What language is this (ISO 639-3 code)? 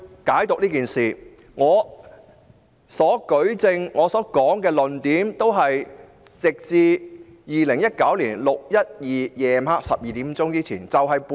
yue